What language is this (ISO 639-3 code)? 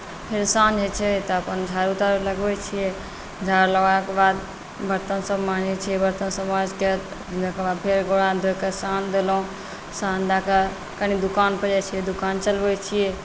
mai